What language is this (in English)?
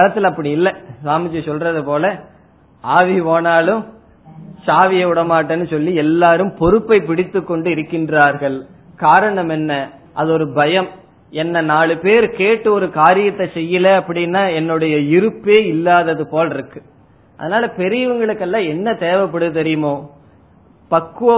Tamil